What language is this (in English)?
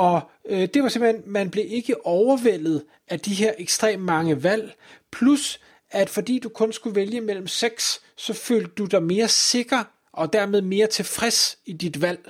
Danish